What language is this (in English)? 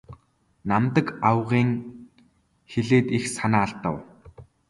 Mongolian